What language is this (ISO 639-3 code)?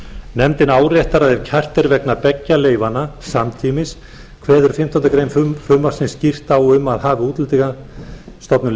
isl